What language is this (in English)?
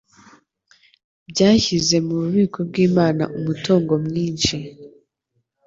Kinyarwanda